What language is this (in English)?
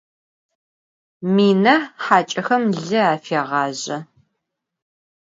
Adyghe